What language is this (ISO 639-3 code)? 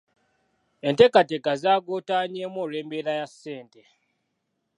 lug